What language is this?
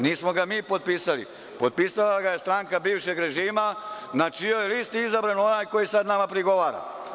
Serbian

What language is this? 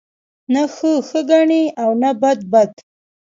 Pashto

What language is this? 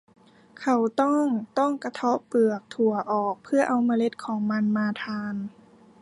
Thai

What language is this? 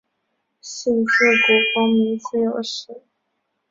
Chinese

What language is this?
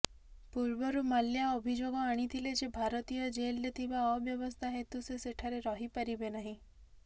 Odia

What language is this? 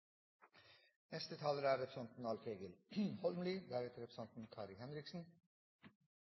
Norwegian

